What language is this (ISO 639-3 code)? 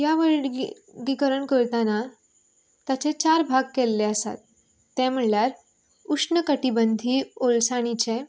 kok